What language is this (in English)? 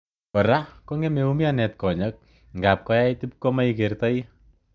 Kalenjin